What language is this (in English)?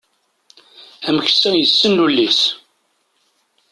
Kabyle